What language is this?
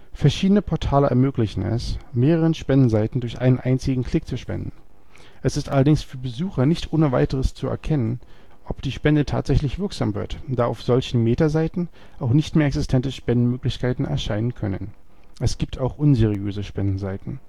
German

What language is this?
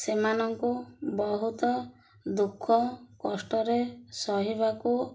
Odia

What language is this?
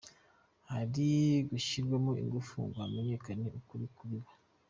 Kinyarwanda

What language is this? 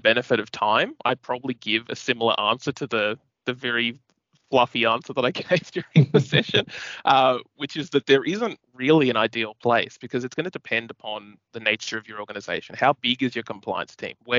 English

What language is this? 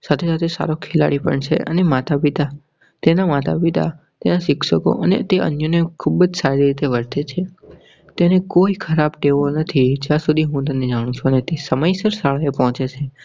Gujarati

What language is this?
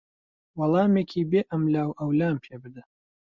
Central Kurdish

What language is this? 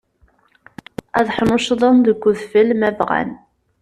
Kabyle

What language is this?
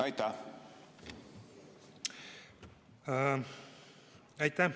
Estonian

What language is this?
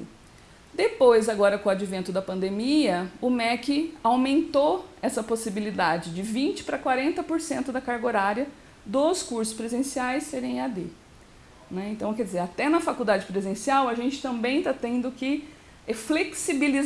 Portuguese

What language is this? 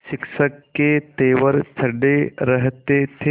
Hindi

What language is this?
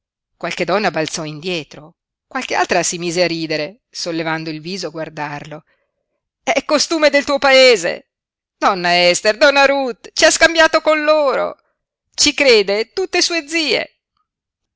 Italian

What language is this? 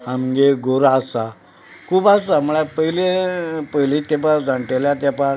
Konkani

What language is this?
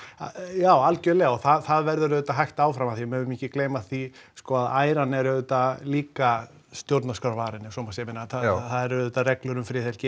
Icelandic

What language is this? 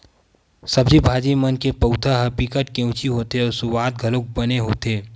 Chhattisgarhi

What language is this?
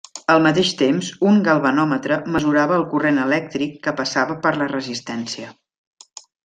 Catalan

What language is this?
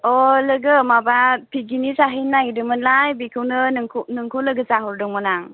Bodo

